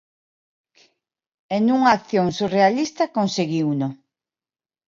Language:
Galician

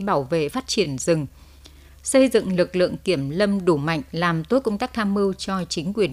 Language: Vietnamese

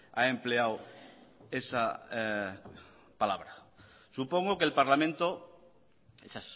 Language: Spanish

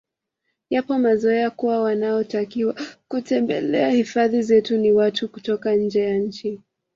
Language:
Swahili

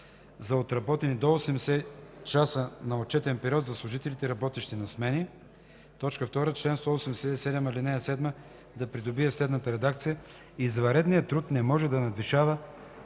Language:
Bulgarian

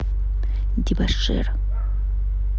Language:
Russian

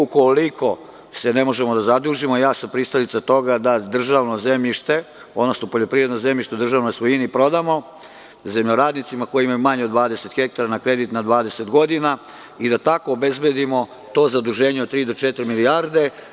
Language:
Serbian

